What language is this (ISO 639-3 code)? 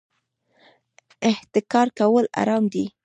pus